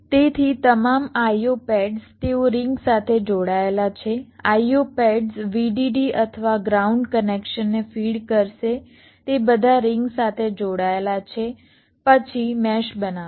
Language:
Gujarati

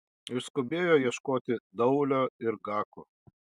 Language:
Lithuanian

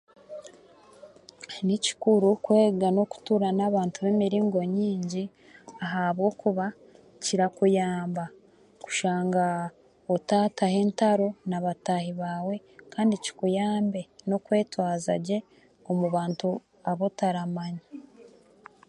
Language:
Chiga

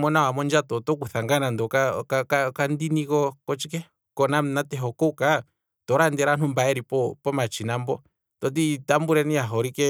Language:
Kwambi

